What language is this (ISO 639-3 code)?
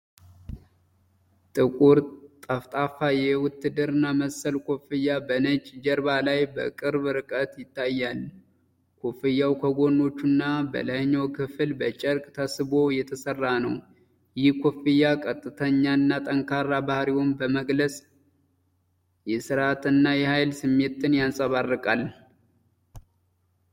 amh